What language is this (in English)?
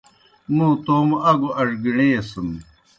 Kohistani Shina